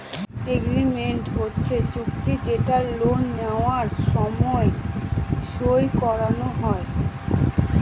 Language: Bangla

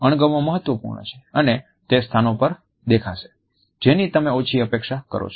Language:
Gujarati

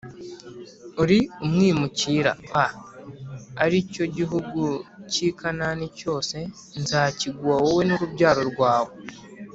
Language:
Kinyarwanda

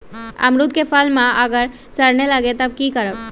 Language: Magahi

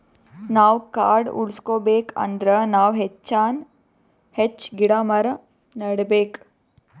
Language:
Kannada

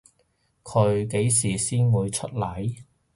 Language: Cantonese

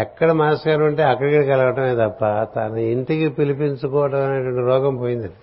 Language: Telugu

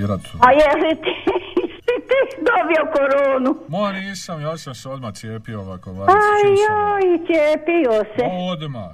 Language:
Croatian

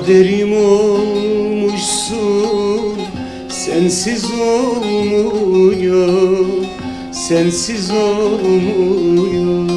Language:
Turkish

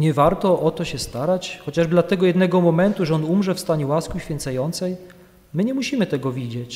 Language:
Polish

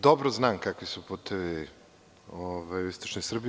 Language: Serbian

